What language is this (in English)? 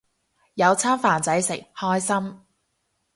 Cantonese